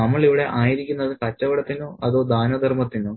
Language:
Malayalam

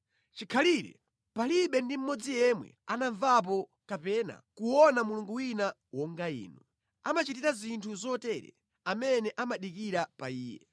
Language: Nyanja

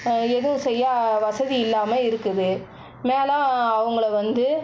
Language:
Tamil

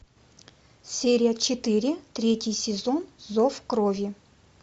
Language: Russian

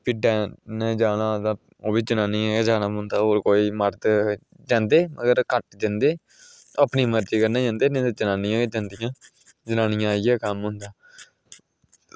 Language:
Dogri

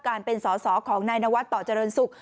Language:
Thai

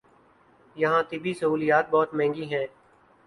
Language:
Urdu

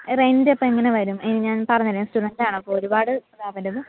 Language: Malayalam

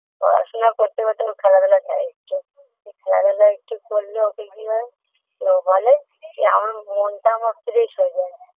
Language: Bangla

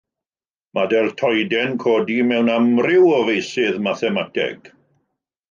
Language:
Welsh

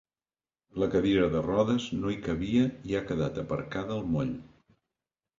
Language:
Catalan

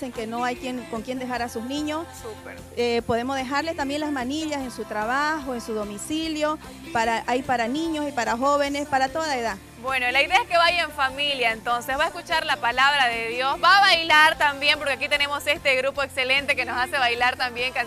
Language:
Spanish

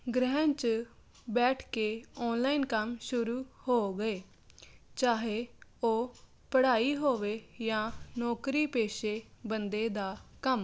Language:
Punjabi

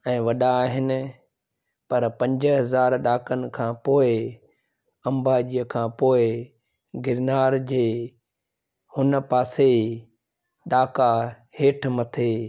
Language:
Sindhi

